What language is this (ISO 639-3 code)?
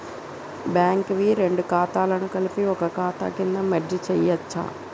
tel